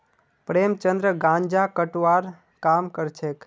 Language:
Magahi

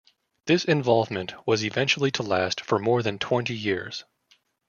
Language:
English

